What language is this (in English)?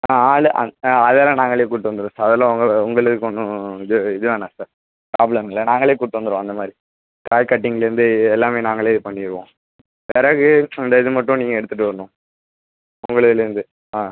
Tamil